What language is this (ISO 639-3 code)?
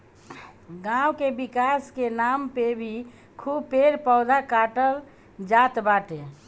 bho